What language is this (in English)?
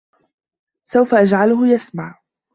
Arabic